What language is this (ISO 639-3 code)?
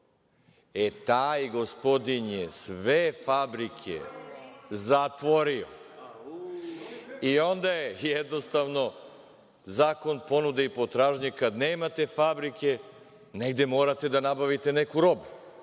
srp